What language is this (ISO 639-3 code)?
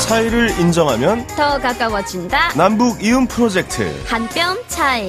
kor